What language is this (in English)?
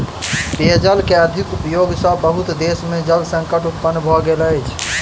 Maithili